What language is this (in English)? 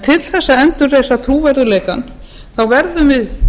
Icelandic